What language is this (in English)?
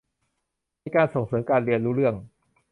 Thai